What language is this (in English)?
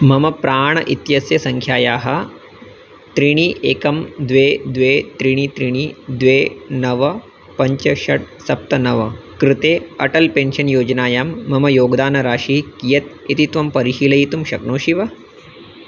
Sanskrit